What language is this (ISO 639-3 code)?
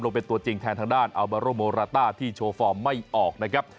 tha